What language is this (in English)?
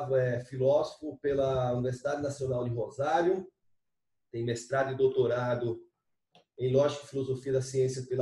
Spanish